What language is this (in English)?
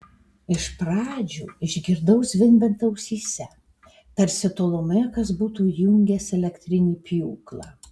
Lithuanian